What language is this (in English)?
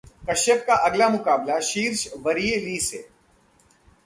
Hindi